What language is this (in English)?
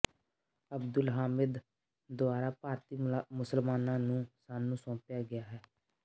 Punjabi